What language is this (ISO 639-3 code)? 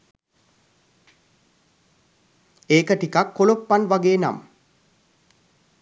sin